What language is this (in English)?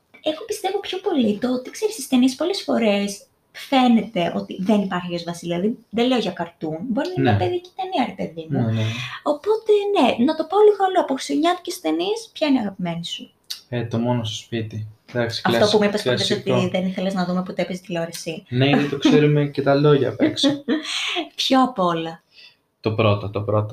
Greek